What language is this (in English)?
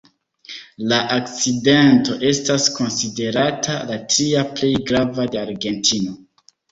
Esperanto